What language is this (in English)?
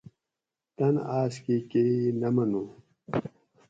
Gawri